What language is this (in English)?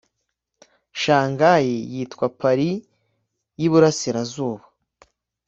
Kinyarwanda